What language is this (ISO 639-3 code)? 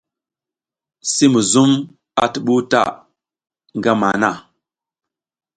giz